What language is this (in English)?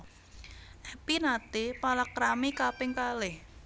Javanese